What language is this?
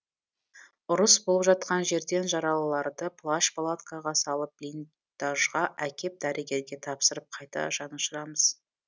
Kazakh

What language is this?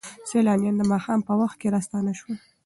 Pashto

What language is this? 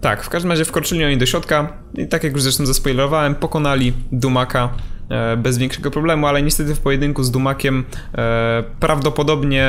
Polish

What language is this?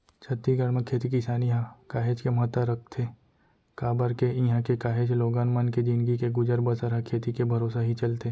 Chhattisgarhi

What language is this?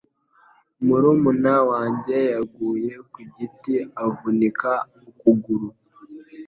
Kinyarwanda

